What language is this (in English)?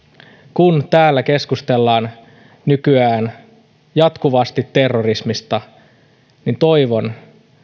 Finnish